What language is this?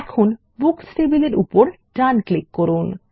Bangla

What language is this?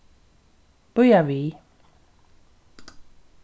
Faroese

